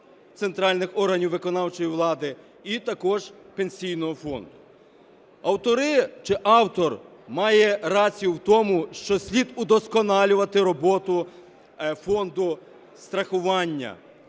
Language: Ukrainian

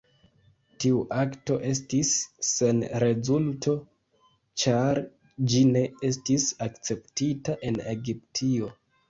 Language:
Esperanto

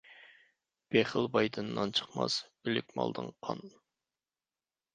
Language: Uyghur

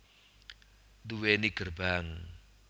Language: Javanese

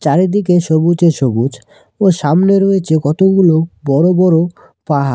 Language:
Bangla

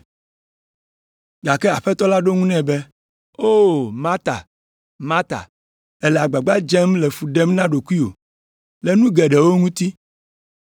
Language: Ewe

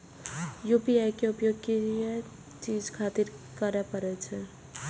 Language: Maithili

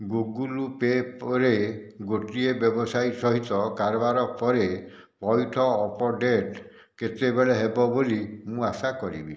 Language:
Odia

